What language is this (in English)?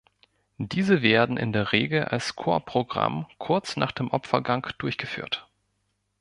German